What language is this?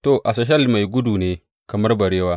Hausa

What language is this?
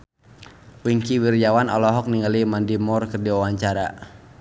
Sundanese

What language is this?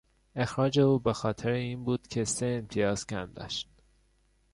Persian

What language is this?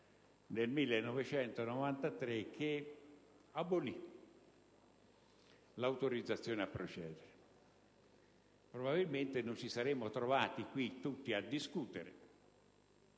Italian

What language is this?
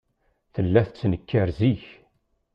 Kabyle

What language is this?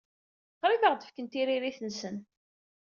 Kabyle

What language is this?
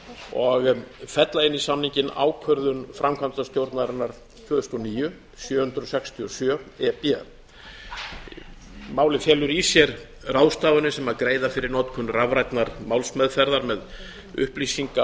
Icelandic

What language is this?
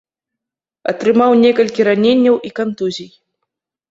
Belarusian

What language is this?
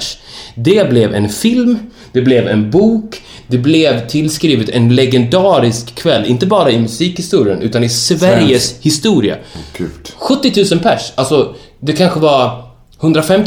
Swedish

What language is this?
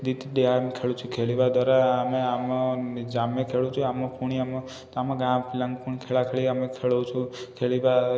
Odia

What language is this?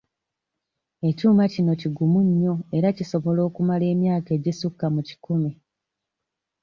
Ganda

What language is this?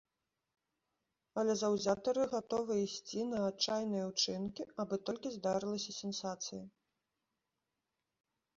Belarusian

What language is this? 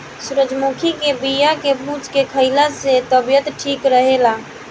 Bhojpuri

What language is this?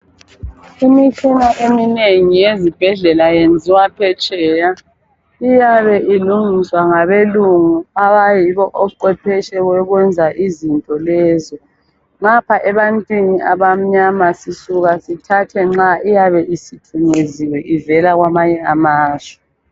North Ndebele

